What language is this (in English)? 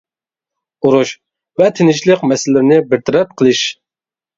Uyghur